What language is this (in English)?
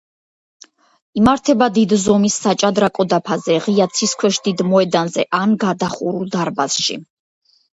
Georgian